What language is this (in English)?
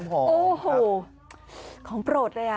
Thai